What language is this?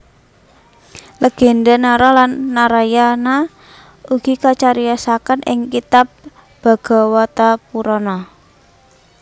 Javanese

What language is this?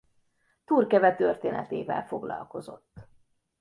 Hungarian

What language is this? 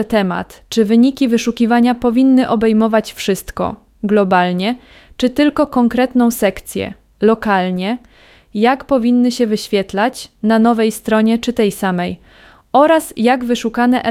Polish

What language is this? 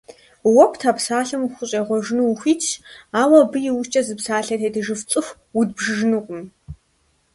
Kabardian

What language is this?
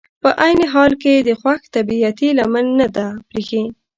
Pashto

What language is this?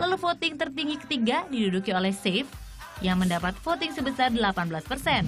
Indonesian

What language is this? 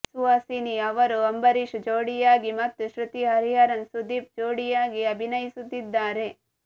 Kannada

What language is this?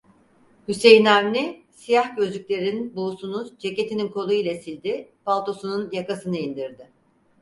Turkish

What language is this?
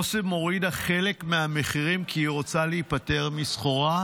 Hebrew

